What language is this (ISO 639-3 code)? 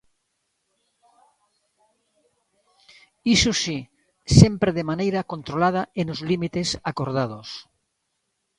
glg